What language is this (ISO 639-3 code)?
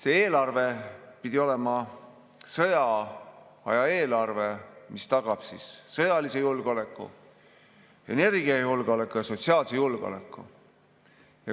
est